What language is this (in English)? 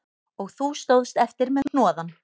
Icelandic